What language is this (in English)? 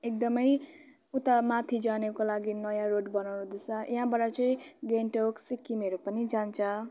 Nepali